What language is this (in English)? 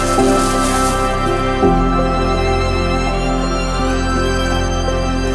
Indonesian